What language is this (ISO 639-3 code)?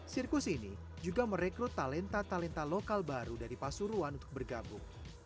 ind